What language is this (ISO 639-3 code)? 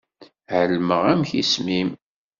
kab